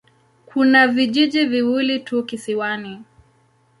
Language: Swahili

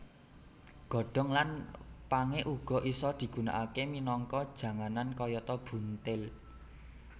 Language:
Javanese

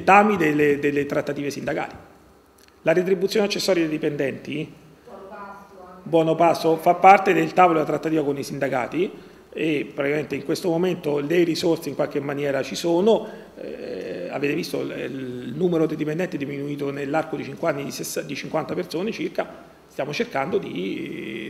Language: Italian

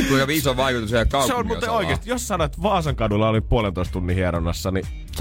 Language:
Finnish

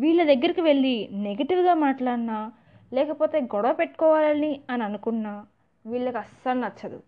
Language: Telugu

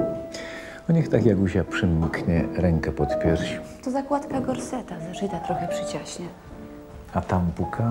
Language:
Polish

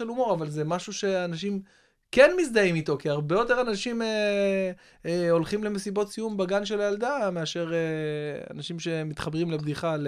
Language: Hebrew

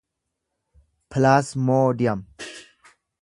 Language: Oromo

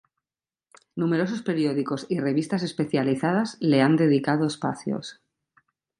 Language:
Spanish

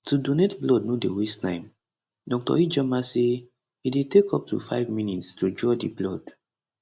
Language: Nigerian Pidgin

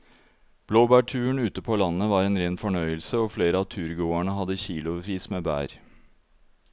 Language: Norwegian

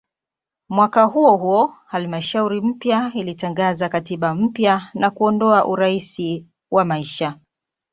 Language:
Swahili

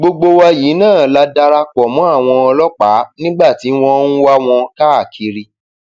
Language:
Yoruba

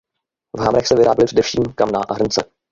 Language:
Czech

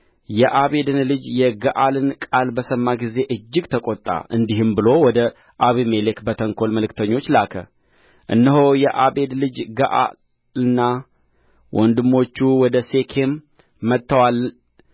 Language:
Amharic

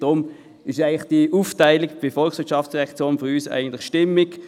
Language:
Swiss German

